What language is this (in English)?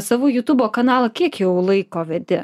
Lithuanian